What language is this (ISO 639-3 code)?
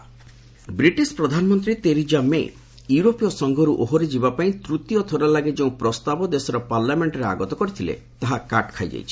ori